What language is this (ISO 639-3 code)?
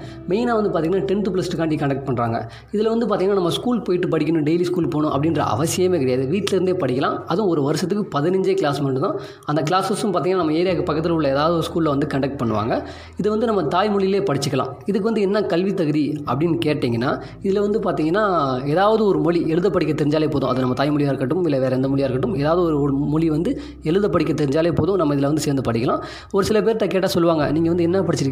tam